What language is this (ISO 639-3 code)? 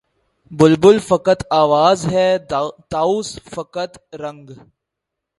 urd